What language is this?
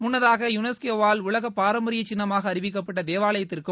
Tamil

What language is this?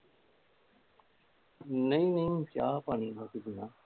Punjabi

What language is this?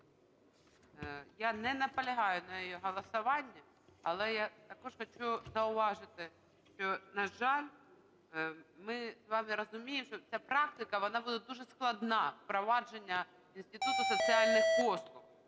Ukrainian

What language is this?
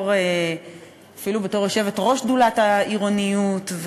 Hebrew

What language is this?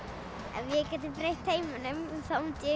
Icelandic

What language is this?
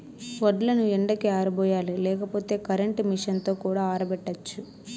Telugu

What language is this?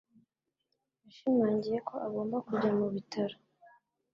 Kinyarwanda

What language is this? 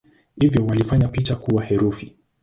Swahili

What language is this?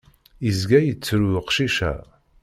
Kabyle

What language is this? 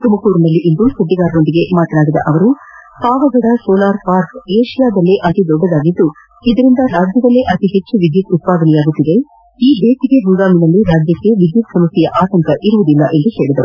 Kannada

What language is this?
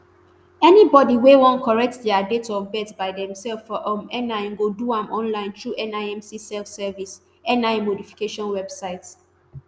Nigerian Pidgin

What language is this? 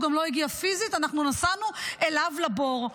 Hebrew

